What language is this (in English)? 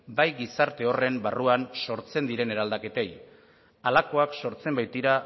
Basque